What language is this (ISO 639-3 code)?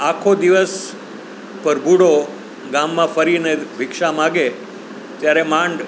guj